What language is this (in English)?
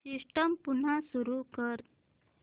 Marathi